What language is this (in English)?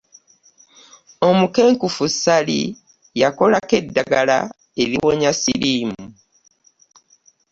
Ganda